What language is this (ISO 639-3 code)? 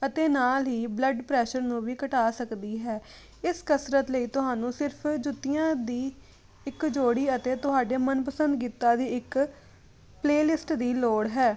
pan